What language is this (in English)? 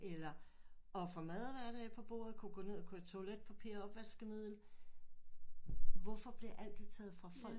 Danish